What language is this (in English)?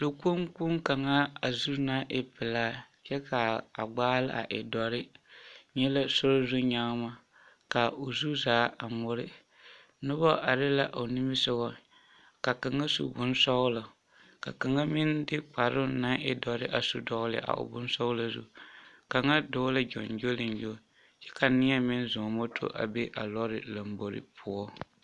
Southern Dagaare